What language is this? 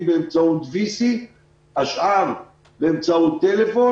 Hebrew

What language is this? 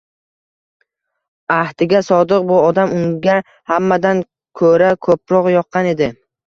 Uzbek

